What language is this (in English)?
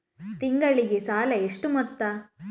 Kannada